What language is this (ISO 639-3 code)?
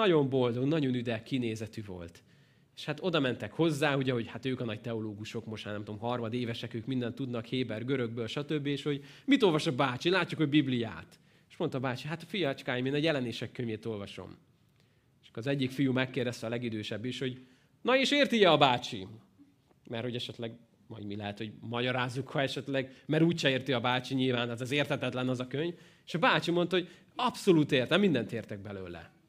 hun